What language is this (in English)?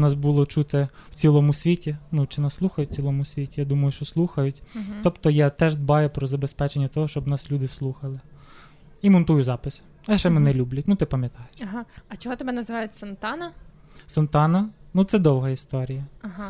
Ukrainian